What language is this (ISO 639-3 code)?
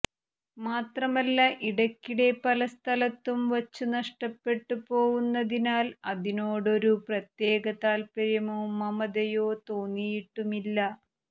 mal